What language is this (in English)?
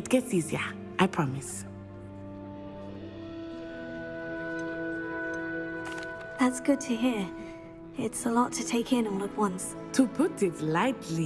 English